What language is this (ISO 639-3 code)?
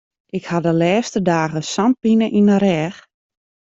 fry